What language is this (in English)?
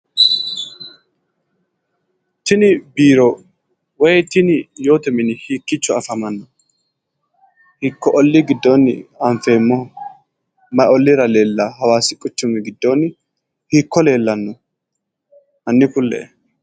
Sidamo